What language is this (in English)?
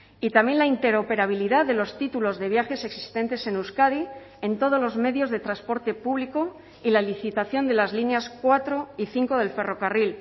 Spanish